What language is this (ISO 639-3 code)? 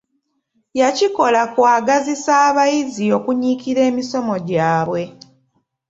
lug